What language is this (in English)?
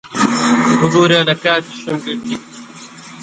Central Kurdish